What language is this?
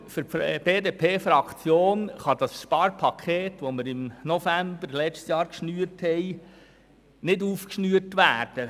Swiss German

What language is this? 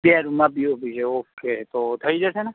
Gujarati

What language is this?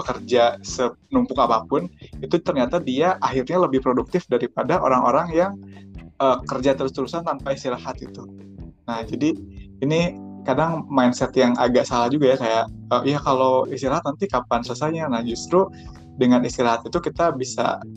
Indonesian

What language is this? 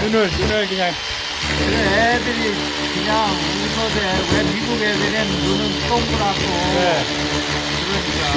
Korean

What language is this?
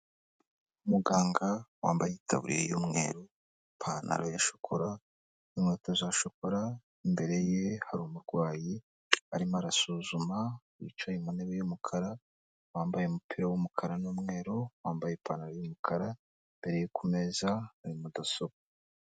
Kinyarwanda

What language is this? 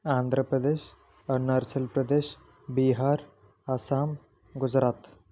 Telugu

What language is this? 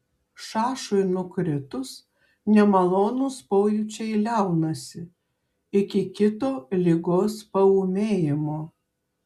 Lithuanian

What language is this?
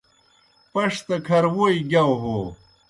Kohistani Shina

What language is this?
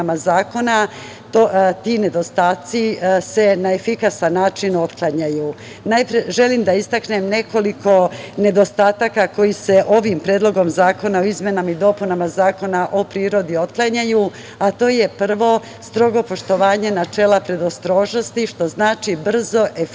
Serbian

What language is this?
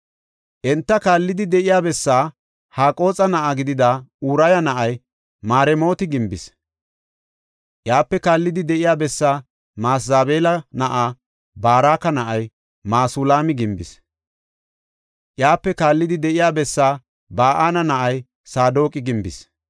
Gofa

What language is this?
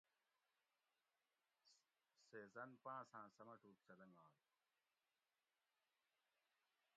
Gawri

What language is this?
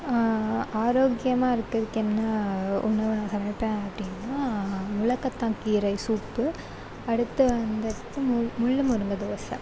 Tamil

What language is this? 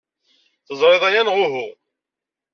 Kabyle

